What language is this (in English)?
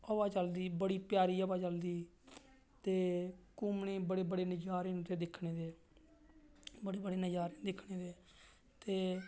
Dogri